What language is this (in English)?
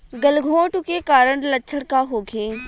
Bhojpuri